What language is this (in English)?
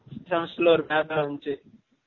Tamil